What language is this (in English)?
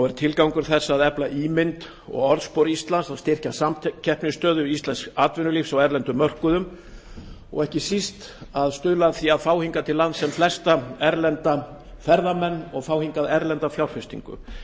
Icelandic